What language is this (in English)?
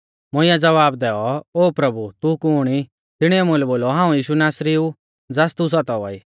Mahasu Pahari